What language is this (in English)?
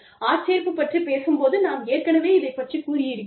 Tamil